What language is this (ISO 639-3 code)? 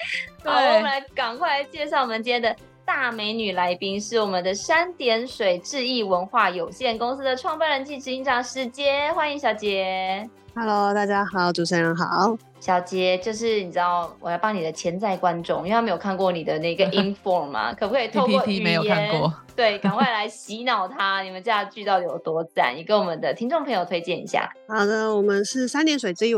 zho